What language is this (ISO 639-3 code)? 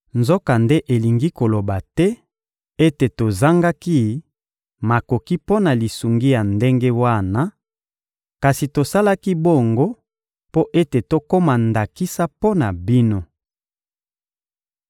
lin